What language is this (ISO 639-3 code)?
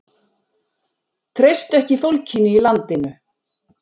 isl